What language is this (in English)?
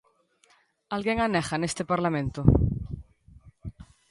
Galician